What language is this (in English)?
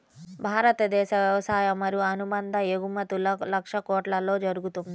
Telugu